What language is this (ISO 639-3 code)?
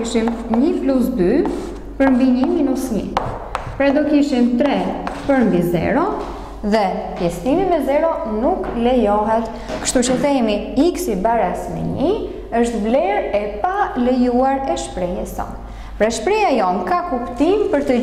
ron